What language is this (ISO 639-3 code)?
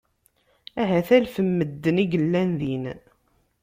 kab